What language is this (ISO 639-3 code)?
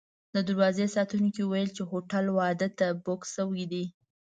pus